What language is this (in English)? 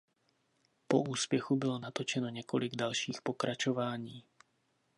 Czech